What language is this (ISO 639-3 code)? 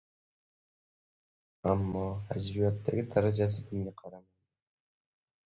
uzb